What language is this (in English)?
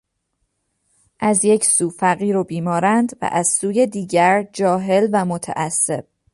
Persian